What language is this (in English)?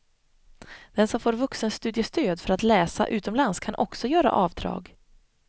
Swedish